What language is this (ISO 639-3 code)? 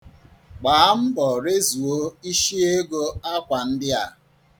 ibo